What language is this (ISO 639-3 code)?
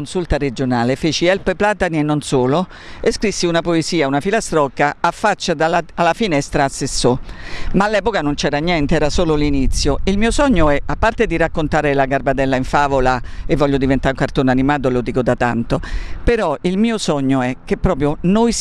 ita